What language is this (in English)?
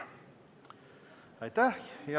Estonian